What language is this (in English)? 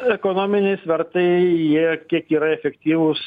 Lithuanian